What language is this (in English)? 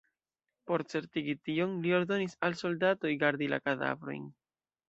Esperanto